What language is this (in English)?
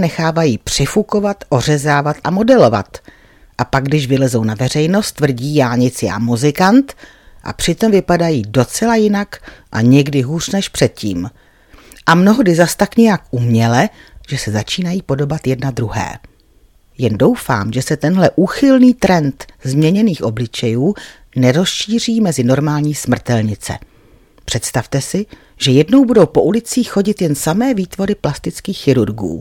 Czech